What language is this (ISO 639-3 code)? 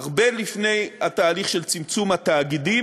heb